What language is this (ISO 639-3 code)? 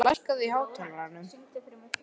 isl